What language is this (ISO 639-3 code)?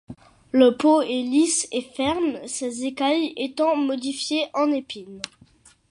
fra